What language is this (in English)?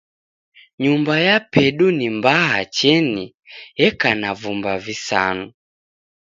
Taita